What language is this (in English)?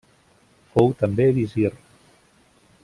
Catalan